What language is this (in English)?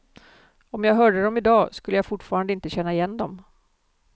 Swedish